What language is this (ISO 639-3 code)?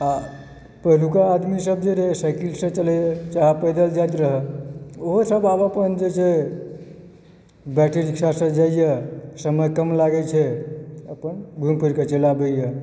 mai